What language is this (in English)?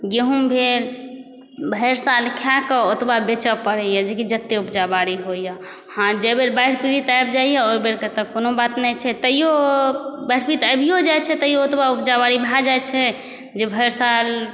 Maithili